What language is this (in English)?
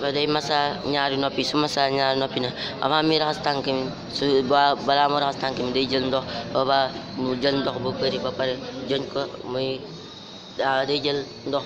Indonesian